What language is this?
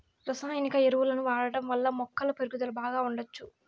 Telugu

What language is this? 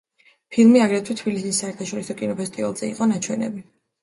Georgian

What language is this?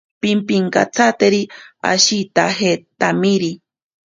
Ashéninka Perené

